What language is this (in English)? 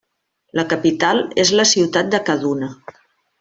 Catalan